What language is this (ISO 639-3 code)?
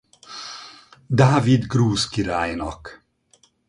hun